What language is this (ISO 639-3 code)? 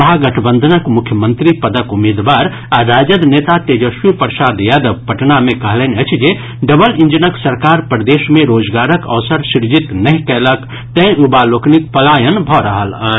mai